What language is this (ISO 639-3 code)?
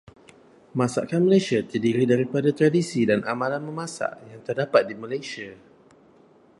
msa